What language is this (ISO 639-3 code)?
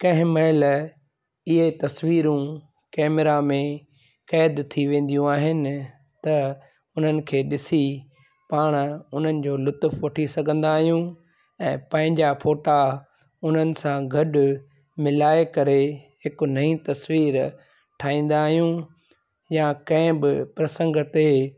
snd